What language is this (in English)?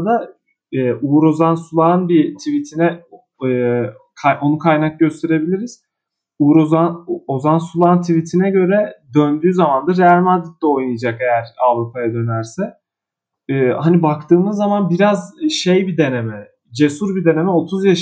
Turkish